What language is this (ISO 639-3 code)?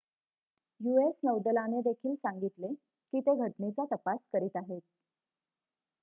mar